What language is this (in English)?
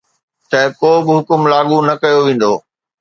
Sindhi